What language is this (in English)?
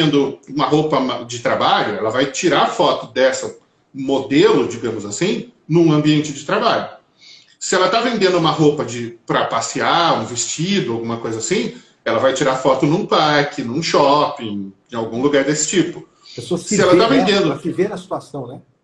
Portuguese